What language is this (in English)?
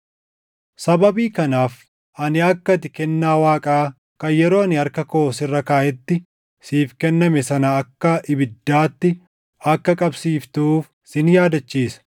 Oromo